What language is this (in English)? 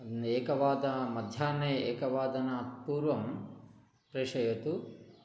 Sanskrit